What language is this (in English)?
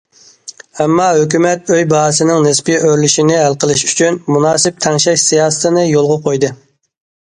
Uyghur